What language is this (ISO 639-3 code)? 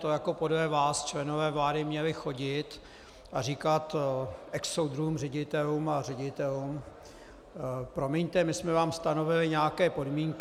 ces